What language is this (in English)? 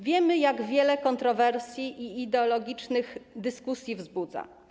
Polish